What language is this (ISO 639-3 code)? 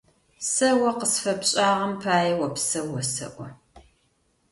ady